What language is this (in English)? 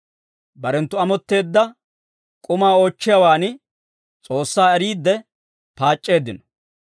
Dawro